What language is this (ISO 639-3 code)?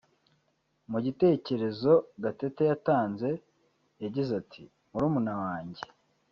kin